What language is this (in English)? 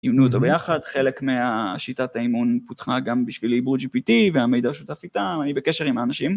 Hebrew